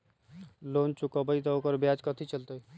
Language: Magahi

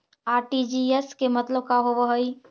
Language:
Magahi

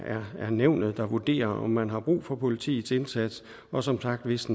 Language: Danish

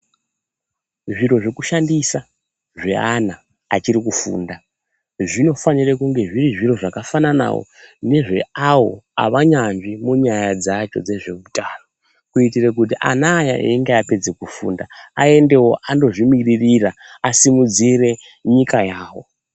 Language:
Ndau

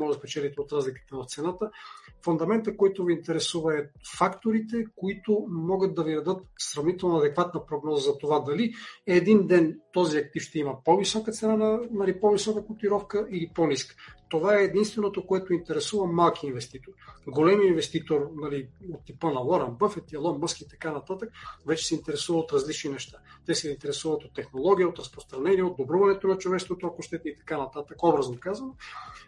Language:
Bulgarian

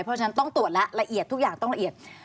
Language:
Thai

